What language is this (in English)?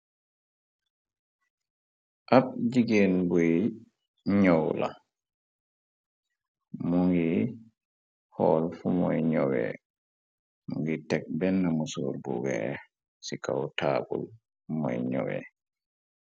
Wolof